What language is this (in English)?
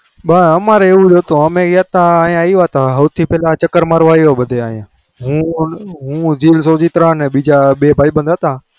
Gujarati